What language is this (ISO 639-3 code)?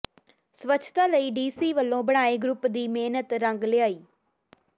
pan